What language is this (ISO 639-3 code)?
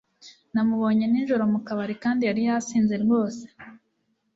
kin